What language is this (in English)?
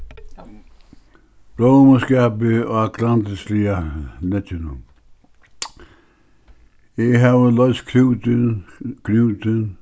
Faroese